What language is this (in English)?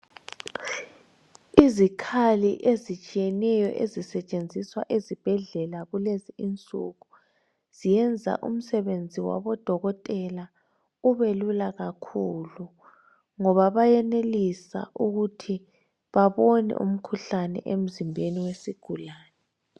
North Ndebele